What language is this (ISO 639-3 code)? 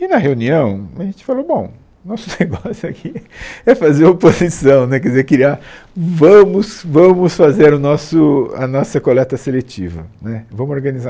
por